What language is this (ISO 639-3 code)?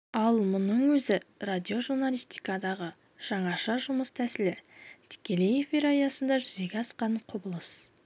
kaz